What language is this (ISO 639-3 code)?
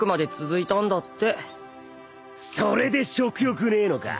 jpn